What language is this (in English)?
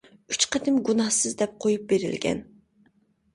Uyghur